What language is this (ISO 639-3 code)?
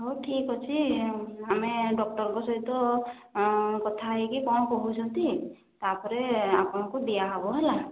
ori